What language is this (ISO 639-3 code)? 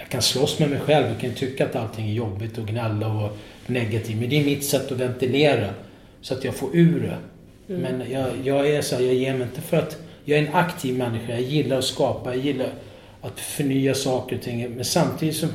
swe